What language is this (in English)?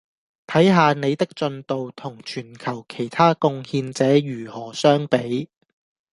Cantonese